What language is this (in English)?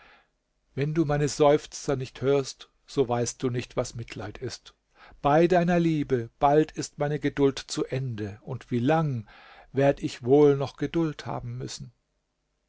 German